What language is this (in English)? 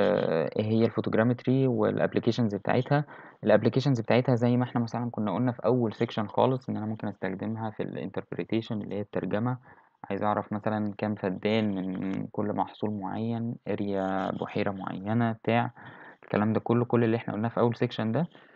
Arabic